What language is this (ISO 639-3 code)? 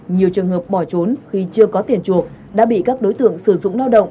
vie